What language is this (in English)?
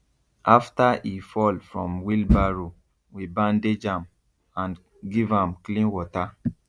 Nigerian Pidgin